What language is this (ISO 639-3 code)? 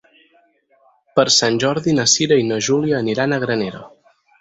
cat